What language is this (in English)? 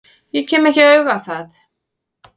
Icelandic